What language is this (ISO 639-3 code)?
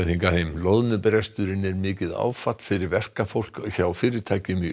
isl